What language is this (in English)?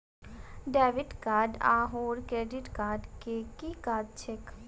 Maithili